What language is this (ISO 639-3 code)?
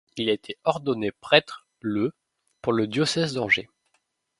fra